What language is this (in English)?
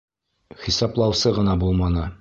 Bashkir